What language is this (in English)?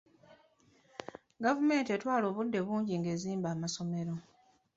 Ganda